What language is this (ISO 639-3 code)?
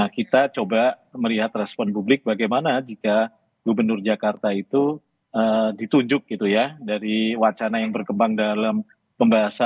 ind